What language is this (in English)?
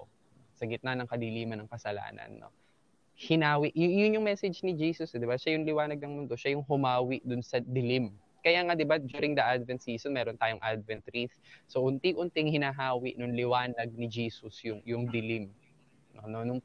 Filipino